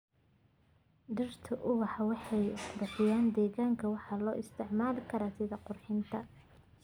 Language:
Somali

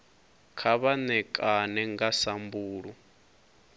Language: Venda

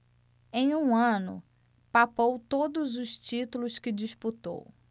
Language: Portuguese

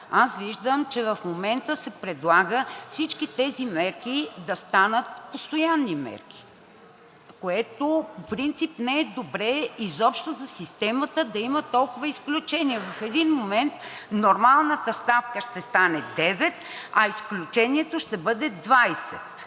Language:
Bulgarian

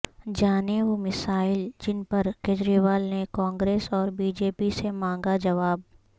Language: Urdu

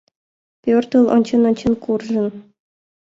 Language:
Mari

